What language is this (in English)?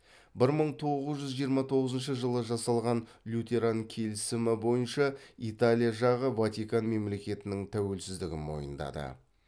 Kazakh